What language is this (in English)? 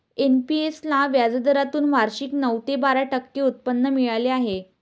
Marathi